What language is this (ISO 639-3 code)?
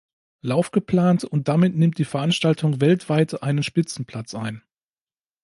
deu